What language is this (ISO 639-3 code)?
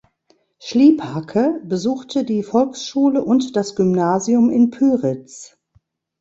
deu